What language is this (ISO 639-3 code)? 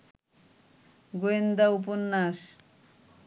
ben